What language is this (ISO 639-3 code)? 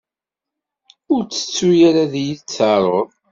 kab